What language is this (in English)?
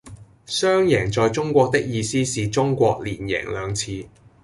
Cantonese